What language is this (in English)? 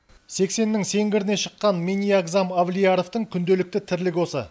Kazakh